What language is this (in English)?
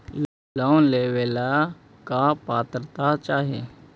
Magahi